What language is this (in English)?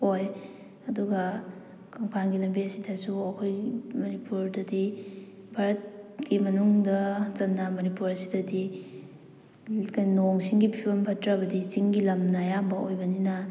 Manipuri